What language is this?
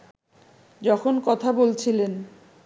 Bangla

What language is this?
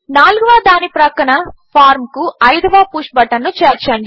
Telugu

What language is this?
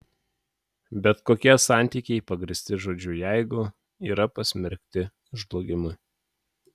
Lithuanian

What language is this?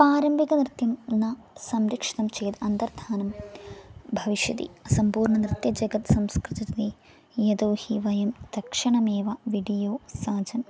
Sanskrit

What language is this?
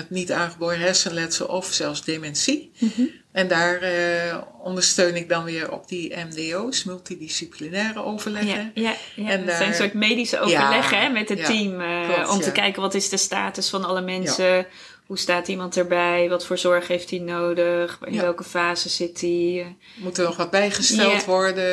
Dutch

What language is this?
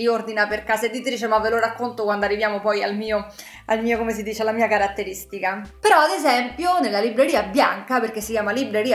Italian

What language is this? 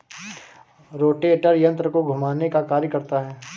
Hindi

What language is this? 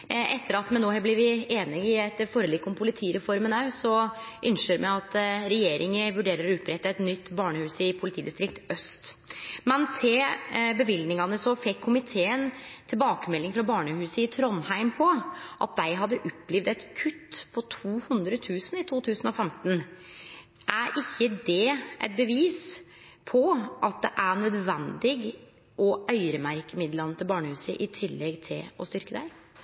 Norwegian Nynorsk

